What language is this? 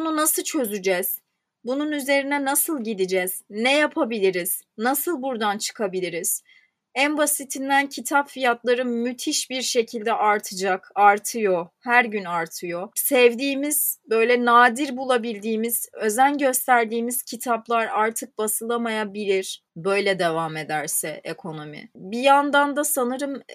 Turkish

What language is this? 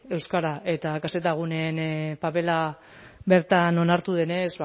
Basque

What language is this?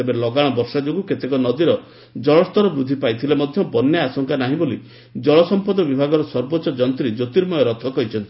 Odia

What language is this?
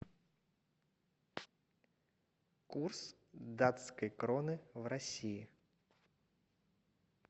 Russian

